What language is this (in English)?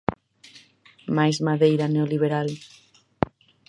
Galician